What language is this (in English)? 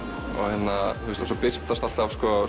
Icelandic